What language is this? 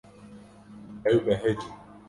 Kurdish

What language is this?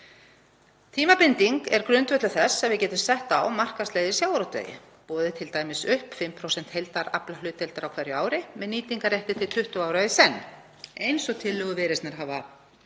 Icelandic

